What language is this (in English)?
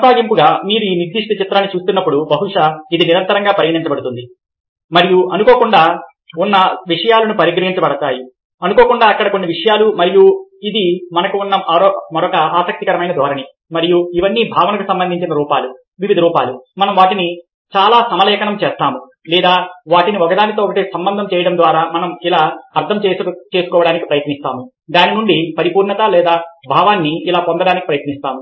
Telugu